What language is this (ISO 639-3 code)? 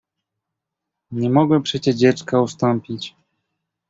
pol